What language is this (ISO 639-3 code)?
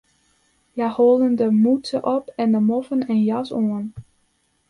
fry